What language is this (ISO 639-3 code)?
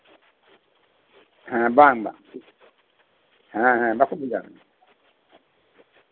sat